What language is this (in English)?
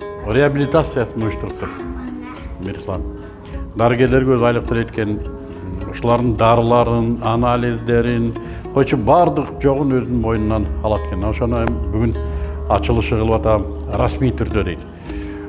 Turkish